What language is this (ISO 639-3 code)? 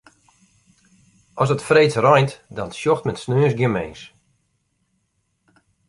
fry